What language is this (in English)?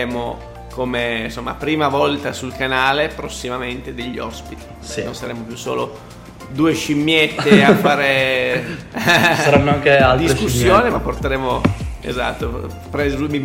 Italian